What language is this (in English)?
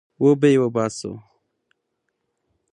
Pashto